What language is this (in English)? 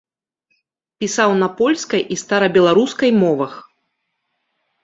Belarusian